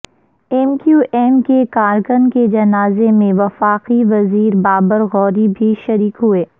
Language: Urdu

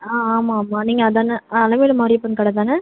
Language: Tamil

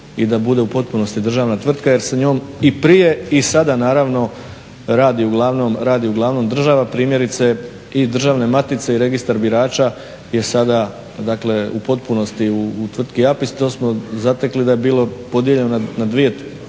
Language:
Croatian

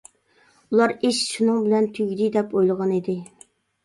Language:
Uyghur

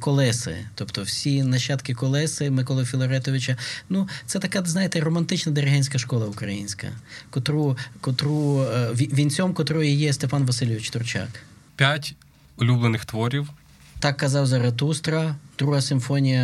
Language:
Ukrainian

